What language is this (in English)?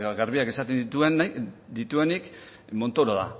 Basque